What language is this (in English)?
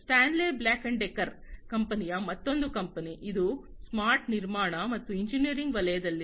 Kannada